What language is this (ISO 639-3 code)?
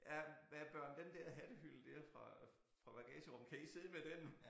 dan